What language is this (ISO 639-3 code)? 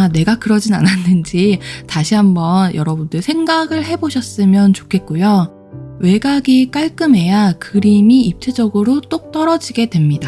kor